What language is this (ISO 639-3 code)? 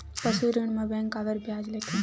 hne